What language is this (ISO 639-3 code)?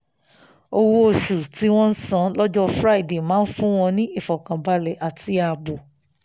yor